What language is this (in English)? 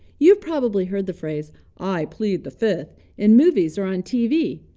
English